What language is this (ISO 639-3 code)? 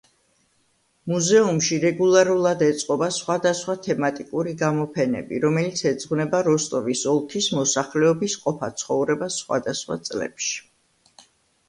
kat